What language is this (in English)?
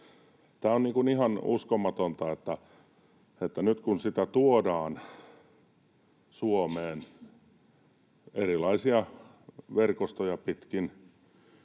Finnish